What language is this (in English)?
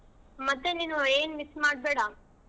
Kannada